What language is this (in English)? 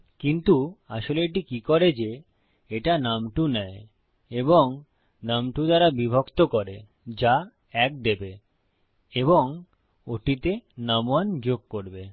Bangla